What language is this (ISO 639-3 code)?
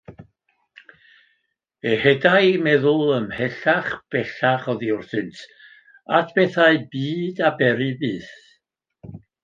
cym